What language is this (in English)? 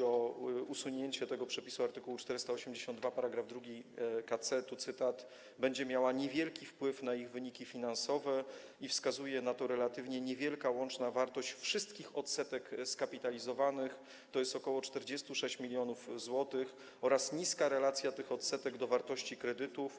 Polish